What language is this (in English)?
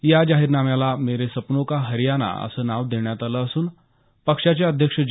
Marathi